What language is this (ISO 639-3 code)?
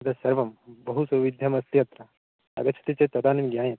san